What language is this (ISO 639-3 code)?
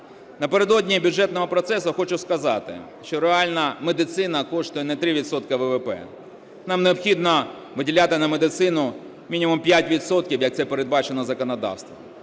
ukr